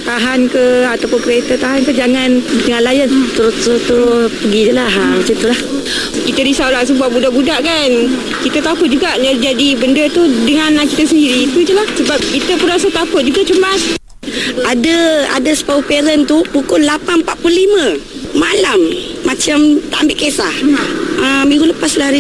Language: Malay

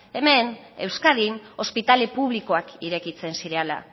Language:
Basque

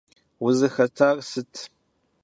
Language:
Kabardian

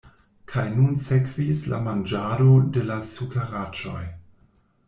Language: Esperanto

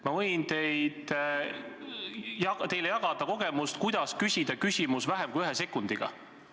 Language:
Estonian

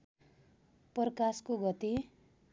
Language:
Nepali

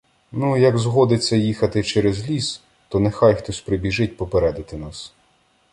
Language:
Ukrainian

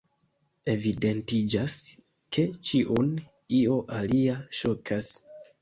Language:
Esperanto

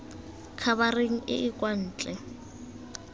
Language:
Tswana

